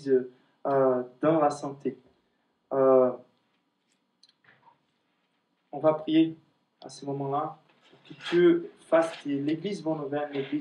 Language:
French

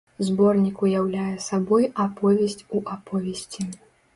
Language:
Belarusian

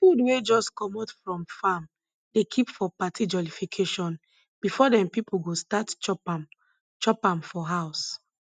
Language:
Nigerian Pidgin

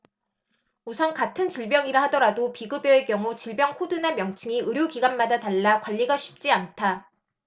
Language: Korean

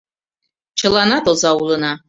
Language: Mari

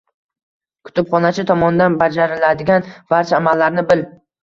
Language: Uzbek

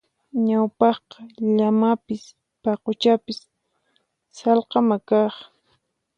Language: Puno Quechua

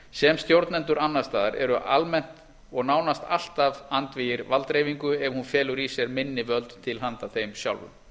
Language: Icelandic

